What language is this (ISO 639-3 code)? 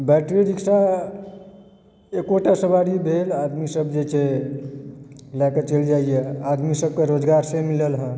mai